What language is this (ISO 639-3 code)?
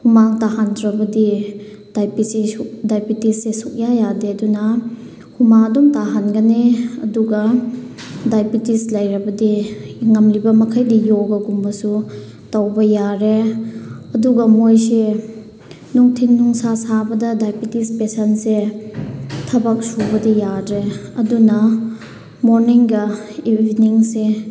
mni